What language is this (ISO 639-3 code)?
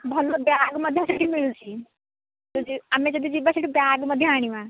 ori